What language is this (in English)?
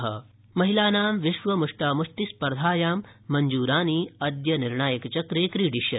Sanskrit